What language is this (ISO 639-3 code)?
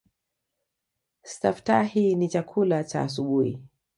swa